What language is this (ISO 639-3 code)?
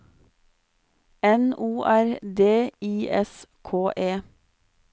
nor